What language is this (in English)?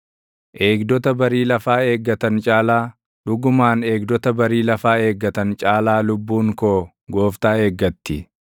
Oromo